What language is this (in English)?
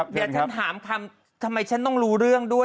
Thai